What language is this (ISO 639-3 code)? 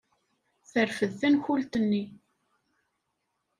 kab